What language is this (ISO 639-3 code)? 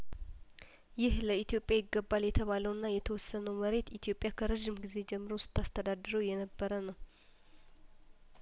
amh